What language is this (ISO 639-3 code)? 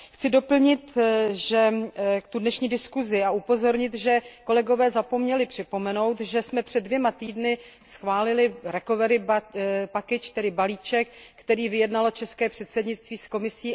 ces